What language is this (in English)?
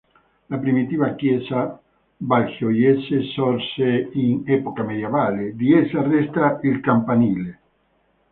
Italian